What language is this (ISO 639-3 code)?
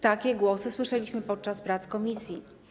pol